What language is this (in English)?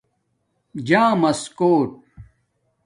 Domaaki